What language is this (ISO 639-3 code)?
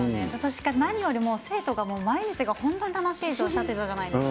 jpn